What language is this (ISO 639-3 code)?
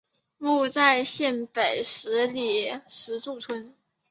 zho